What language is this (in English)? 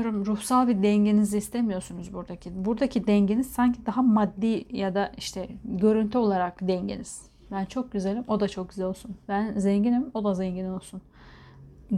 Turkish